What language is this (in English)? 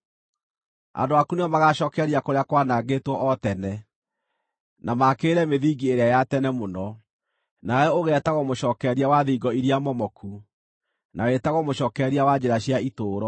Kikuyu